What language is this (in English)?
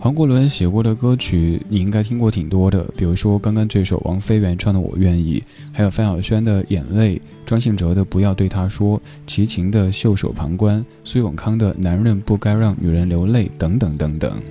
Chinese